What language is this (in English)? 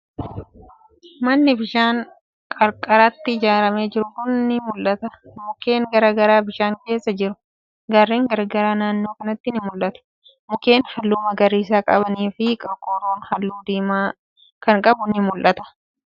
Oromo